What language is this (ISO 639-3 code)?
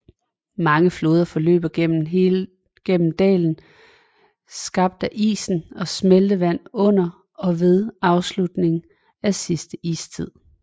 dan